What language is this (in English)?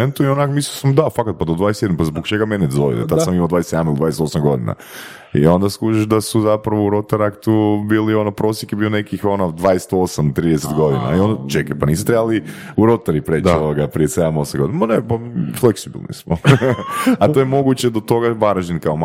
Croatian